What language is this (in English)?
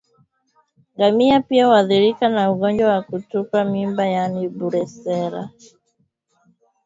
Swahili